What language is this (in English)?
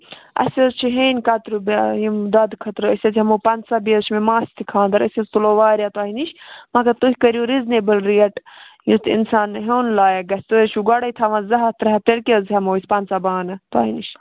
Kashmiri